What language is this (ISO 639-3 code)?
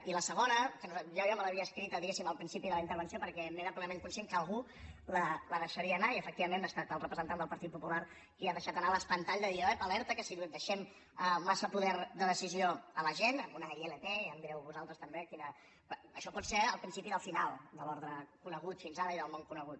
cat